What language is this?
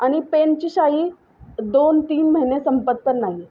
Marathi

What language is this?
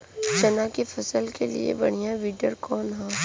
Bhojpuri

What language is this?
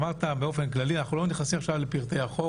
Hebrew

